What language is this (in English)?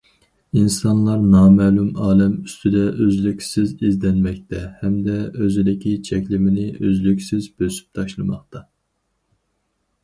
Uyghur